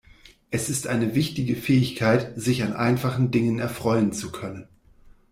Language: German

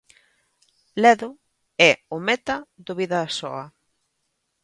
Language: Galician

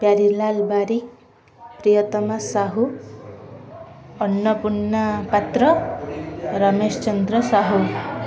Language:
Odia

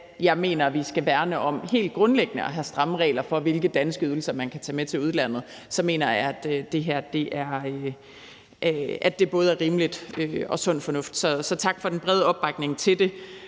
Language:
Danish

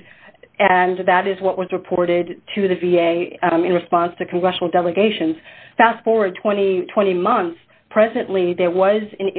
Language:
English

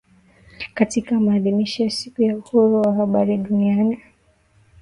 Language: Swahili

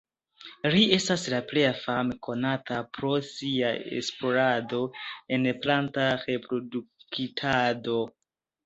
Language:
Esperanto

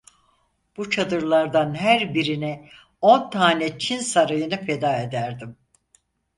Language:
Turkish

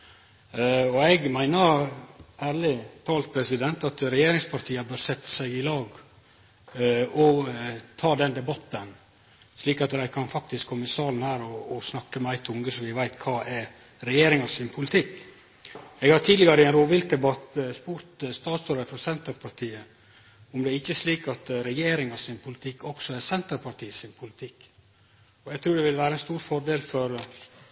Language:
Norwegian Nynorsk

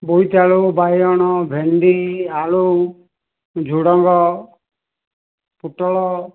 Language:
Odia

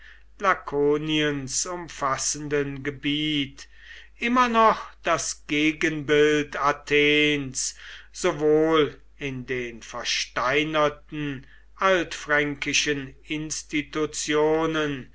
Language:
German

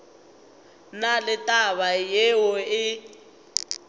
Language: Northern Sotho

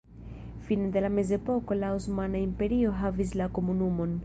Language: Esperanto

